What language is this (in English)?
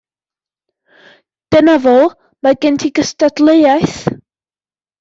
Welsh